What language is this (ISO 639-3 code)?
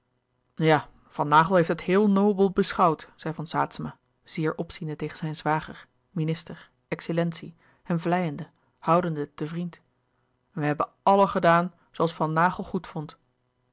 nld